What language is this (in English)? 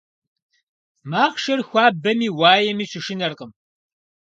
Kabardian